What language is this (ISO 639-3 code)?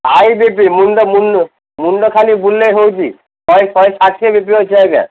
ori